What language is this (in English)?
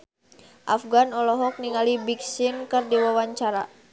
Sundanese